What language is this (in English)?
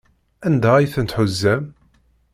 Kabyle